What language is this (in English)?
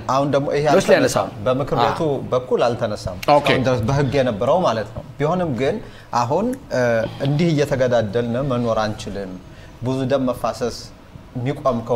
Arabic